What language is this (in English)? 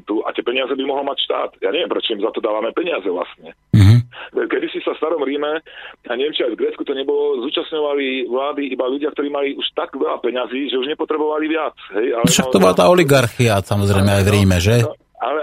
Slovak